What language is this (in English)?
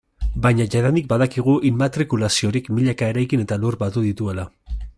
Basque